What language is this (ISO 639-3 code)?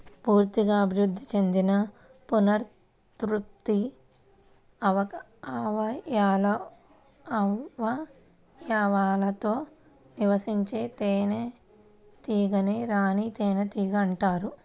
tel